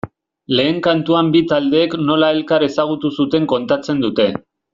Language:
Basque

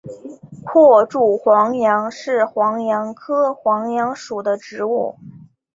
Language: Chinese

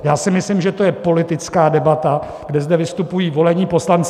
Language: Czech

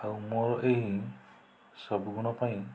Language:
Odia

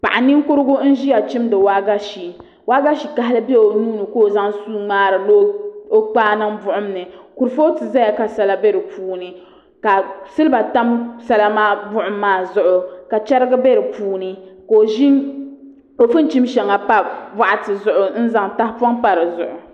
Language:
Dagbani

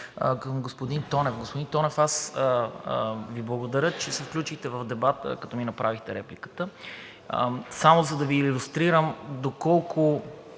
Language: Bulgarian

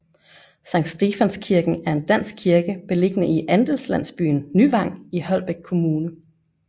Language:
Danish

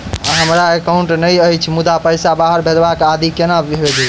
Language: Maithili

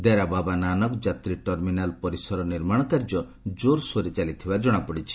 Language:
Odia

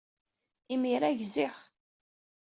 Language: Kabyle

